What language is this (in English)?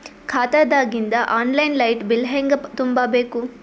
Kannada